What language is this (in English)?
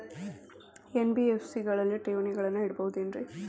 Kannada